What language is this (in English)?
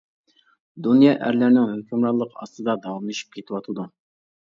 Uyghur